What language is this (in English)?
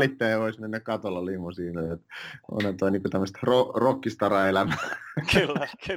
Finnish